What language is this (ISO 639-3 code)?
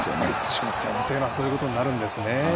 jpn